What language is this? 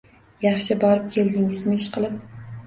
Uzbek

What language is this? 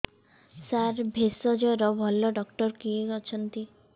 Odia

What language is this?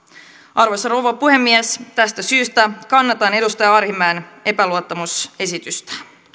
Finnish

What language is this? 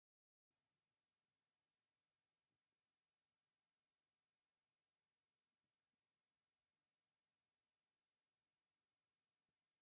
Tigrinya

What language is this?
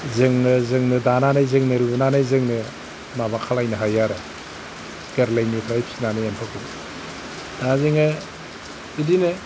Bodo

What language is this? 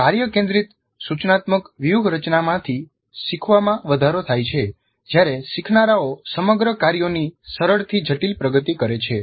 Gujarati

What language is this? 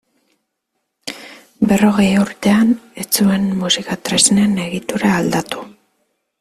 Basque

